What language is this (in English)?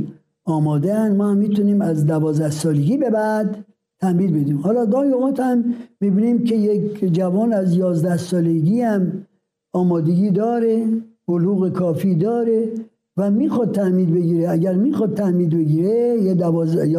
Persian